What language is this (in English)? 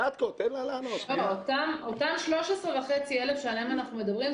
Hebrew